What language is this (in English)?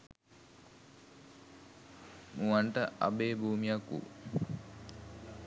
Sinhala